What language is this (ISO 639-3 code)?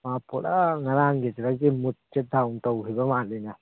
mni